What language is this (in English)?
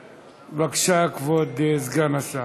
Hebrew